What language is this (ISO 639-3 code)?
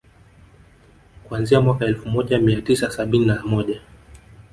swa